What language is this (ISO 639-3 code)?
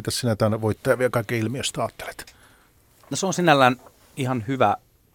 fin